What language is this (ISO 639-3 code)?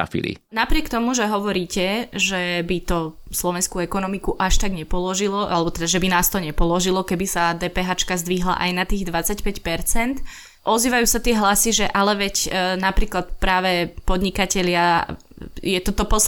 slk